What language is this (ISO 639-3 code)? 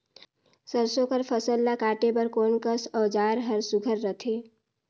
hne